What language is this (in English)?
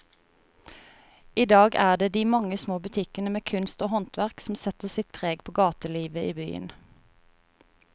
Norwegian